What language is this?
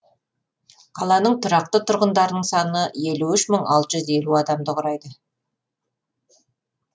Kazakh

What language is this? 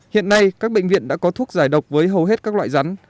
Vietnamese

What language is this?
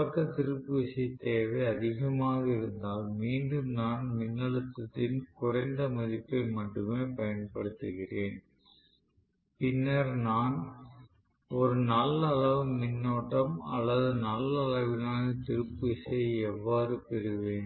Tamil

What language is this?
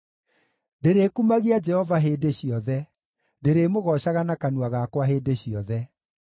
Kikuyu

